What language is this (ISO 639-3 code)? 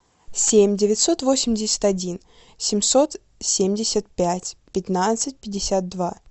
rus